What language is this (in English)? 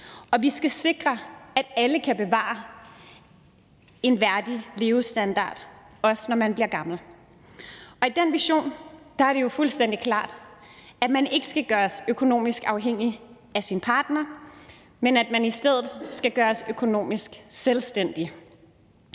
Danish